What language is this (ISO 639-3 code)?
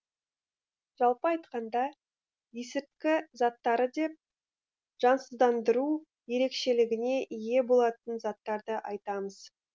kaz